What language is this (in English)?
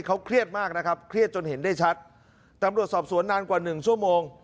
Thai